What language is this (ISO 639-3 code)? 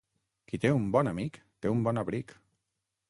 cat